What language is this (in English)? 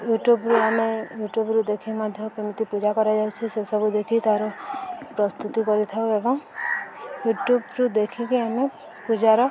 Odia